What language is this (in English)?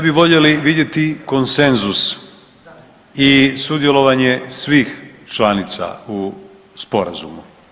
Croatian